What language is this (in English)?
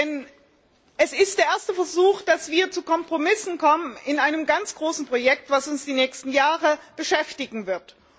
German